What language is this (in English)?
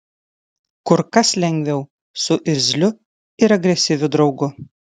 Lithuanian